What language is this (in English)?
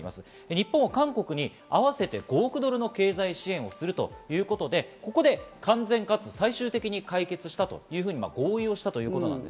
Japanese